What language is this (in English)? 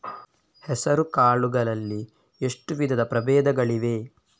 Kannada